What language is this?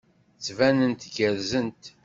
Kabyle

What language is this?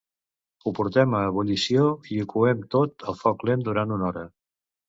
Catalan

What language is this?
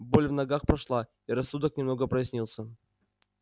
Russian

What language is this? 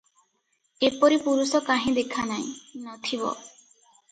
Odia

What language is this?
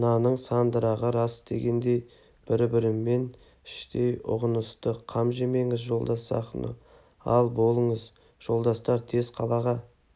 Kazakh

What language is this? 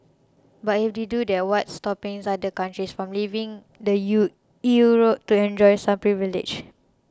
English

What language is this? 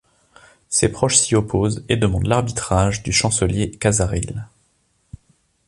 French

